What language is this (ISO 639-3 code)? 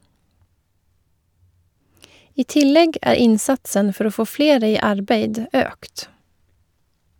nor